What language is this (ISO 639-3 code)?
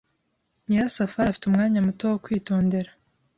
kin